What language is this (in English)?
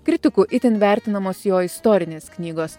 Lithuanian